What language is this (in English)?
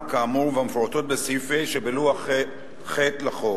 Hebrew